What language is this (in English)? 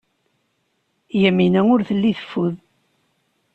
Kabyle